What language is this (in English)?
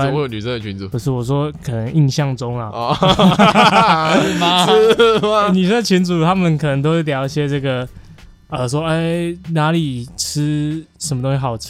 Chinese